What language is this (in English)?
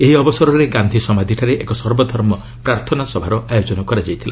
Odia